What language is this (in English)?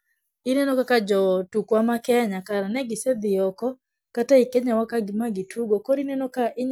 Luo (Kenya and Tanzania)